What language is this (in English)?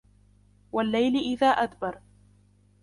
Arabic